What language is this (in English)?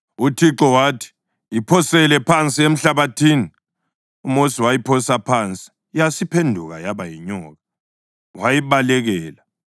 North Ndebele